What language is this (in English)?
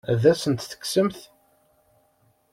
Kabyle